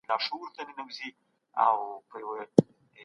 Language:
Pashto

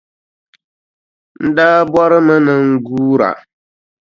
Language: Dagbani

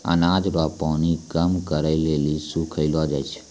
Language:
Maithili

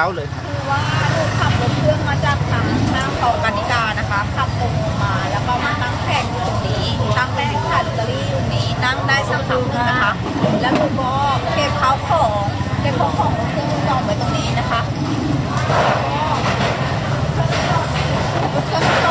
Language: Thai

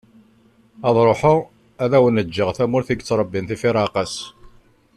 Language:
Kabyle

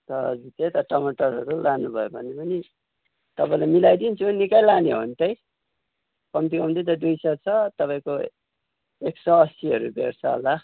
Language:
Nepali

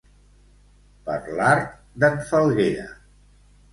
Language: Catalan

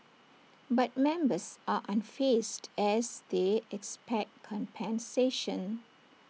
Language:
English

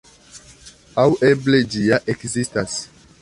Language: Esperanto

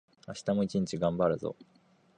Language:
Japanese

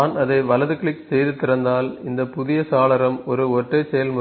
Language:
Tamil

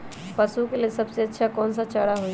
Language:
Magahi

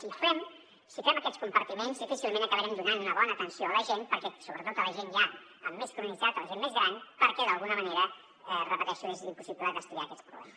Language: Catalan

